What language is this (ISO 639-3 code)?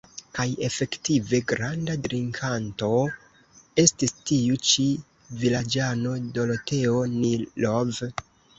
epo